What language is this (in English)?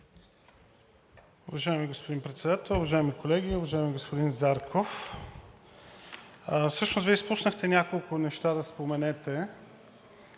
Bulgarian